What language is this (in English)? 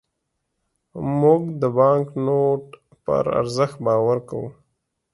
Pashto